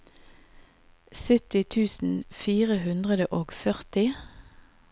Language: Norwegian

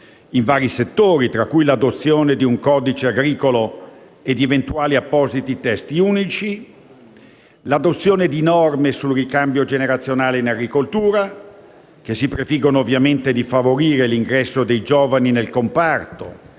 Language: Italian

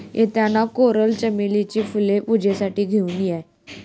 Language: Marathi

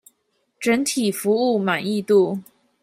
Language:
Chinese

